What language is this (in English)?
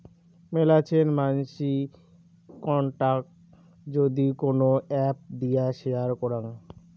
Bangla